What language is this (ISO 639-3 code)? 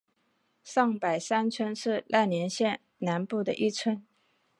zho